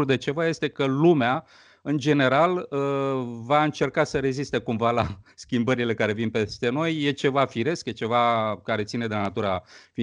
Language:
Romanian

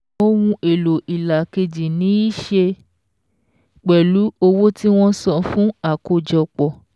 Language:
Yoruba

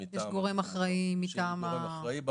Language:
Hebrew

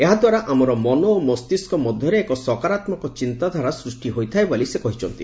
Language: Odia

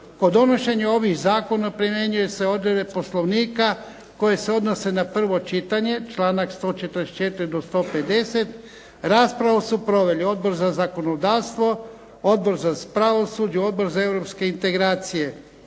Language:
Croatian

